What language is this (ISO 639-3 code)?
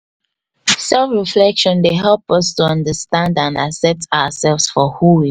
pcm